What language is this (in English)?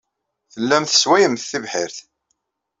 Kabyle